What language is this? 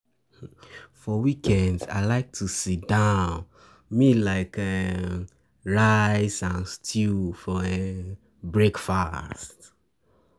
Nigerian Pidgin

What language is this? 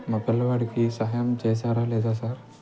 Telugu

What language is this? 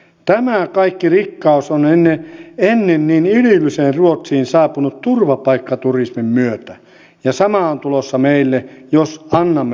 Finnish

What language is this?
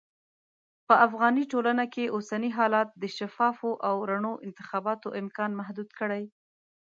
Pashto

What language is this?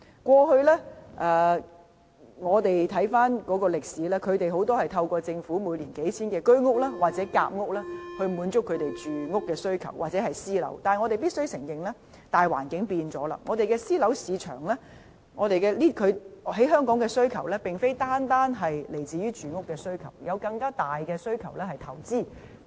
Cantonese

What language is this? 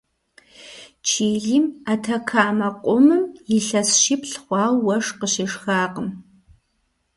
Kabardian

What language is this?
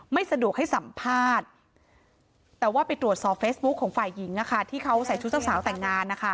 Thai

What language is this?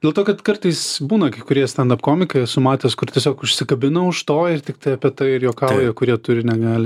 Lithuanian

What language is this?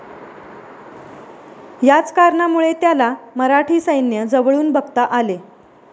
Marathi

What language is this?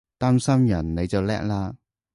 Cantonese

